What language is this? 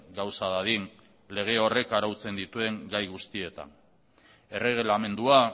Basque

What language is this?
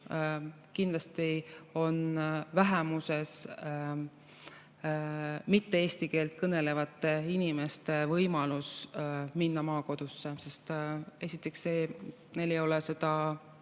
Estonian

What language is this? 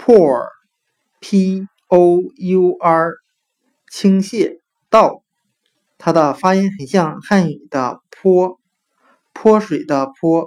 Chinese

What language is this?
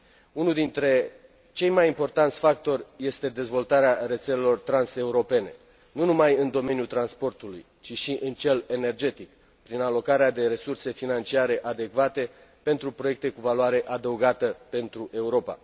Romanian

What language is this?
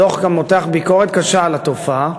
Hebrew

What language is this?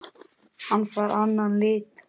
Icelandic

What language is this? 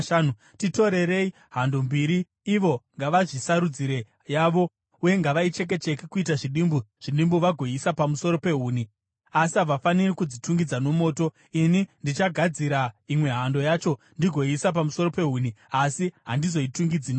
Shona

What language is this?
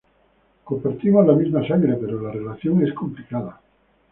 Spanish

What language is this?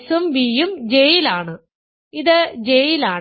Malayalam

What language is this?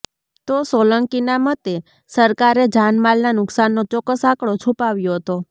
Gujarati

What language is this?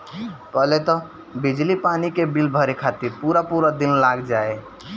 Bhojpuri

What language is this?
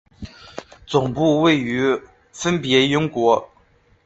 Chinese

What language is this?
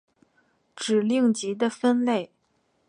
Chinese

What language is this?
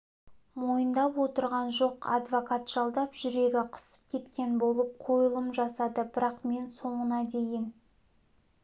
Kazakh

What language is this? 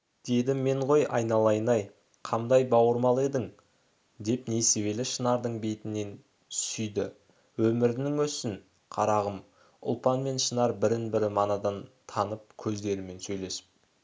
Kazakh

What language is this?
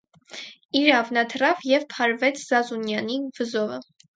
Armenian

